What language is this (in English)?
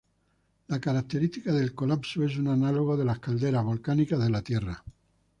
Spanish